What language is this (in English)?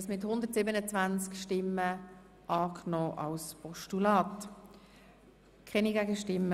Swiss German